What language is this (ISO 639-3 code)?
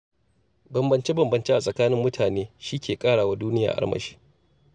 hau